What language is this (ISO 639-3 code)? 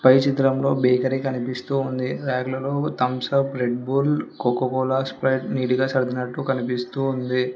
tel